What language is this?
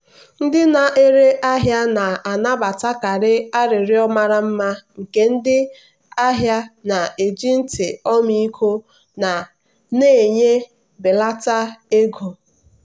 Igbo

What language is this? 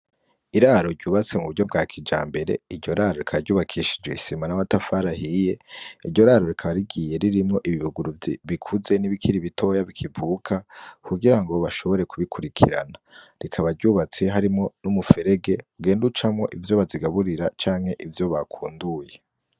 Rundi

